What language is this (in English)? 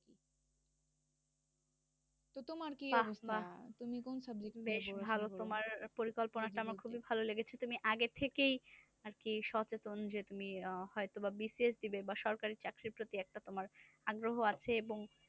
Bangla